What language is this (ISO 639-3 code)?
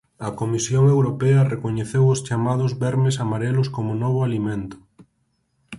glg